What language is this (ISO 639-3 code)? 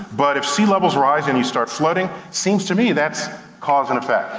eng